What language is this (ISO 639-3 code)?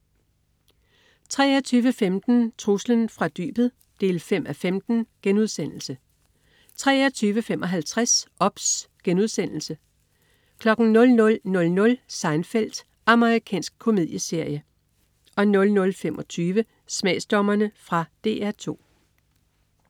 dan